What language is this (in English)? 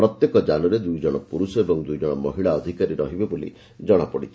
Odia